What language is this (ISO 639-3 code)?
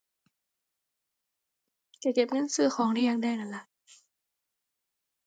tha